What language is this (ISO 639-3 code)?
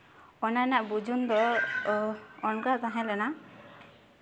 sat